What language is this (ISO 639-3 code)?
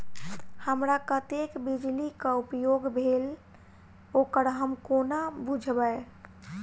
mai